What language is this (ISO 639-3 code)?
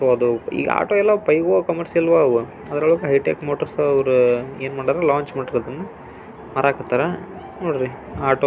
kan